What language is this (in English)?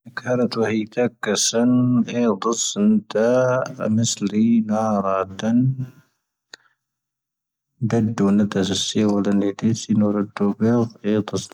Tahaggart Tamahaq